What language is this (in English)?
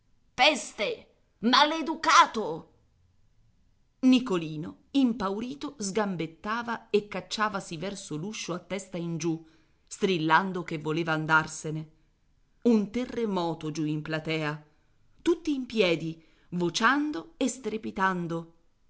Italian